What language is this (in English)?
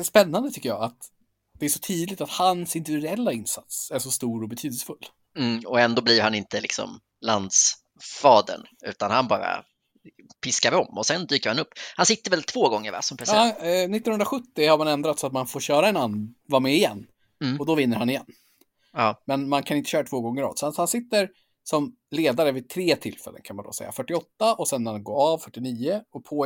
Swedish